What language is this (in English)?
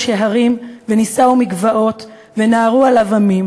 Hebrew